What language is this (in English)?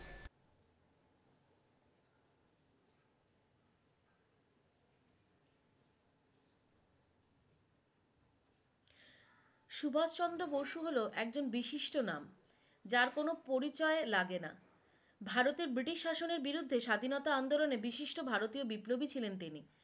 Bangla